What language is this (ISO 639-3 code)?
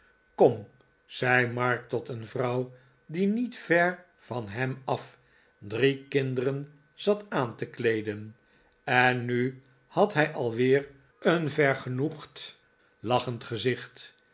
nld